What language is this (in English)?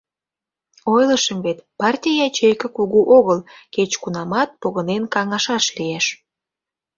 Mari